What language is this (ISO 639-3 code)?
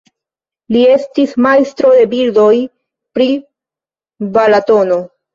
epo